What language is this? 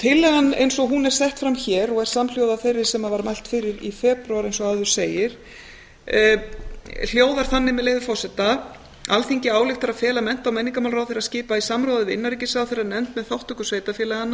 Icelandic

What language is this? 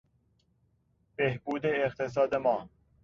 Persian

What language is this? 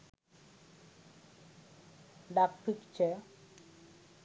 Sinhala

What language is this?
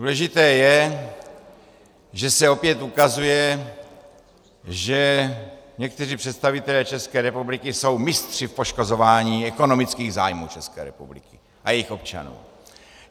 Czech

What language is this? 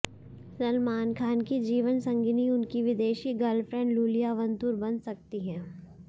Hindi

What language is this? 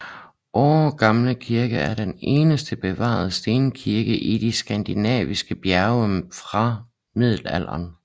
Danish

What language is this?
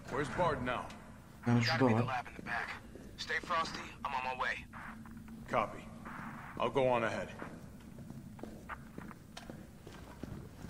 Turkish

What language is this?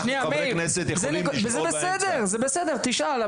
Hebrew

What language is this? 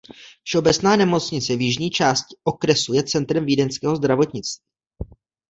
Czech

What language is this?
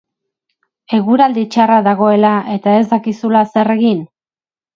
Basque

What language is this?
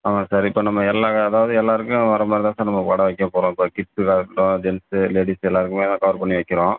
Tamil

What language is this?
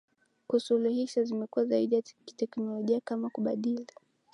Swahili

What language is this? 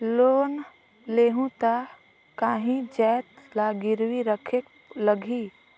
Chhattisgarhi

